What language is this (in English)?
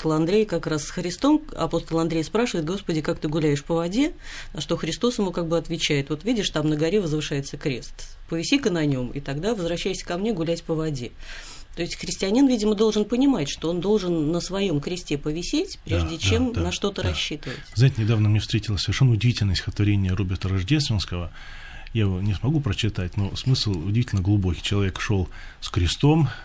Russian